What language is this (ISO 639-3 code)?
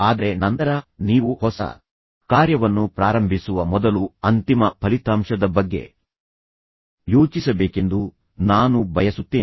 kan